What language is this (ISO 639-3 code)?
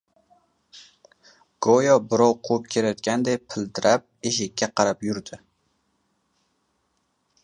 uzb